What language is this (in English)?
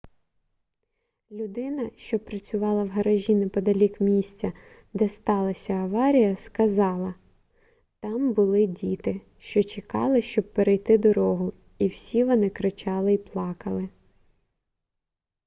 Ukrainian